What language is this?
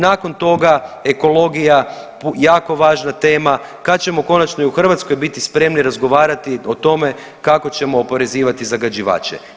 Croatian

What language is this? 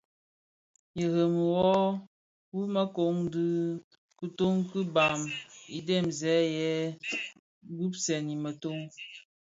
Bafia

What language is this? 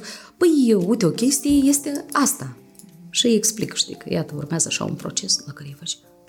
Romanian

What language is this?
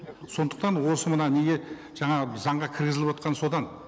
Kazakh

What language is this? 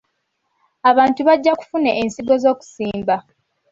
Ganda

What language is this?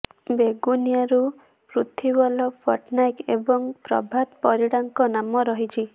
Odia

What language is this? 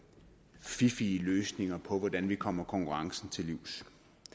Danish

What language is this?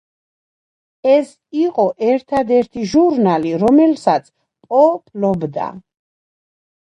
Georgian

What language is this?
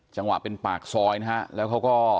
Thai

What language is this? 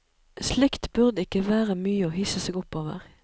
Norwegian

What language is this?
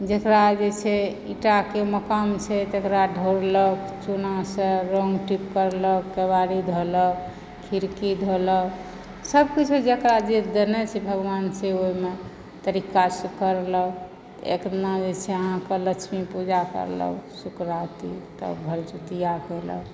Maithili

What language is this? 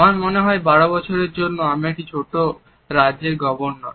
Bangla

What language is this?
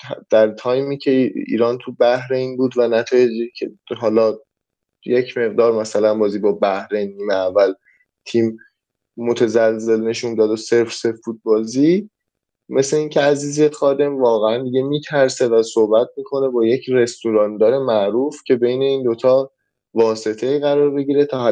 Persian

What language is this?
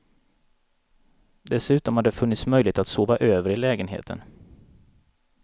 Swedish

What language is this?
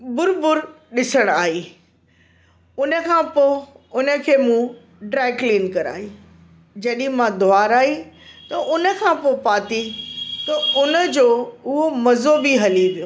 Sindhi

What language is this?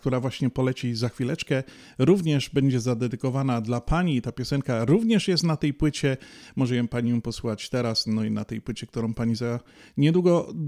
Polish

